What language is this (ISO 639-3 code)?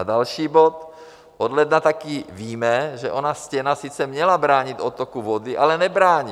ces